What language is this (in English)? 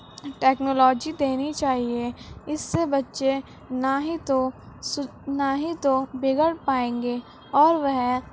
Urdu